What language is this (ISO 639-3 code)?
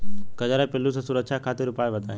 bho